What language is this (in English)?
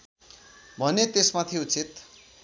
Nepali